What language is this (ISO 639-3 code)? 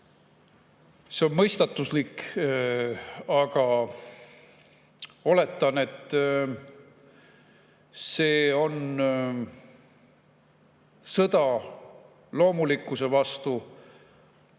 est